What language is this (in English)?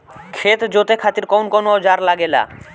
Bhojpuri